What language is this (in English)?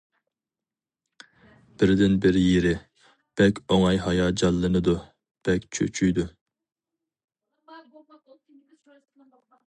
Uyghur